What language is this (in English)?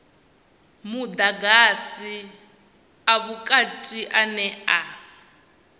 Venda